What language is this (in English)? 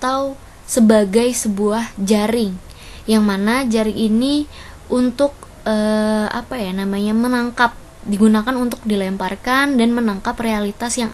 Indonesian